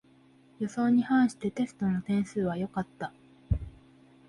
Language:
Japanese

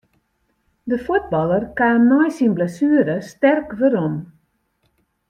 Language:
Western Frisian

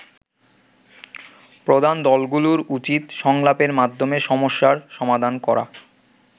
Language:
Bangla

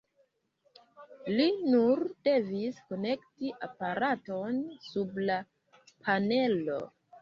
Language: Esperanto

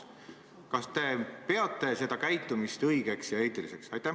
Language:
Estonian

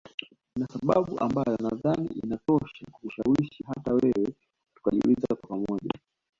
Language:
Swahili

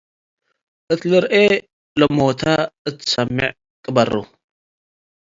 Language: Tigre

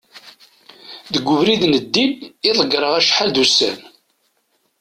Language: Kabyle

